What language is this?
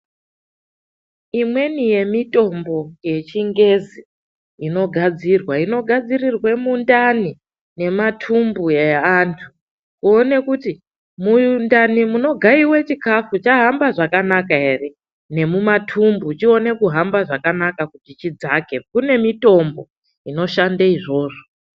Ndau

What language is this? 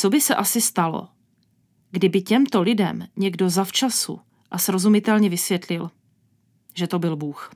Czech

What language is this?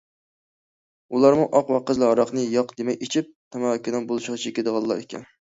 Uyghur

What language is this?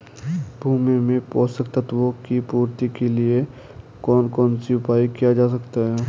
Hindi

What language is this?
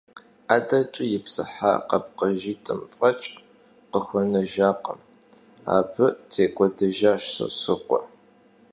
Kabardian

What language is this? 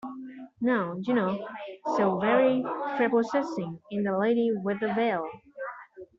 English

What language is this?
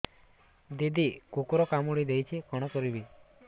Odia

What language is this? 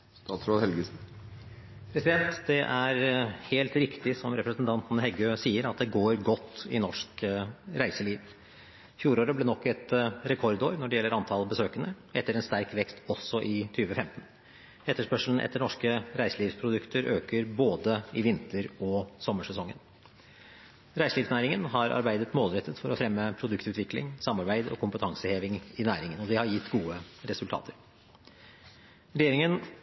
Norwegian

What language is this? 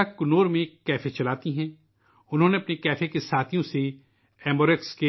Urdu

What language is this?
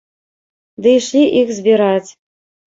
Belarusian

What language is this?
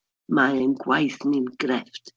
Welsh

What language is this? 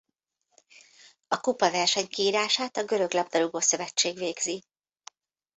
Hungarian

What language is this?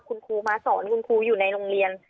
Thai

